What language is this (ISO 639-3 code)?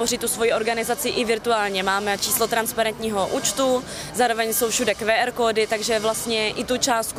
ces